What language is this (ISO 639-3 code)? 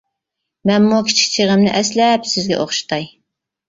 uig